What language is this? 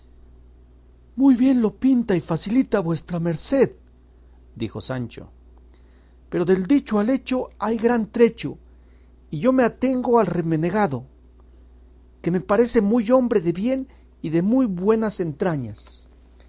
Spanish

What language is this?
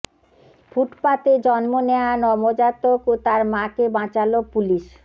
Bangla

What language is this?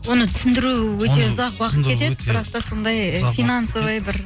Kazakh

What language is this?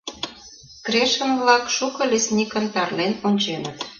Mari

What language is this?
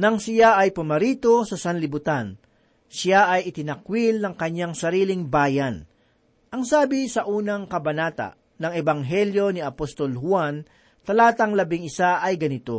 Filipino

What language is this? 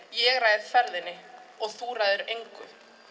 Icelandic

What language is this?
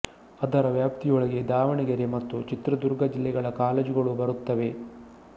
Kannada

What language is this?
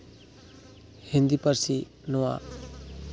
Santali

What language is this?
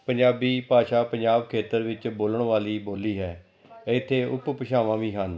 Punjabi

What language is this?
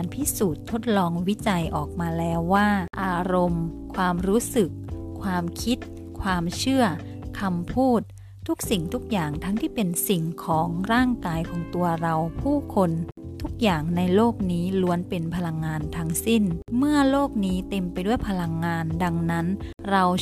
Thai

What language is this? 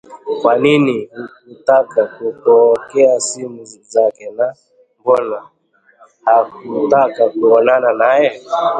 Swahili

